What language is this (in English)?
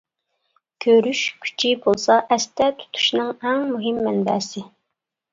Uyghur